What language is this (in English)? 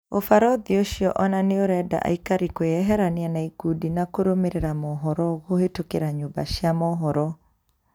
Kikuyu